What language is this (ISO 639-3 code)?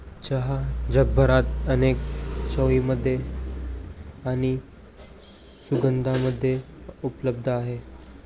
mar